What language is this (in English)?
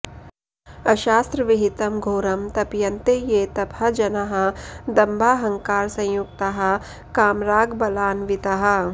Sanskrit